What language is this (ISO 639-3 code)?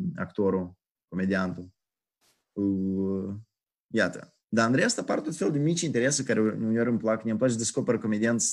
ron